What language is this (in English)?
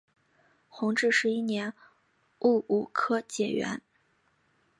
Chinese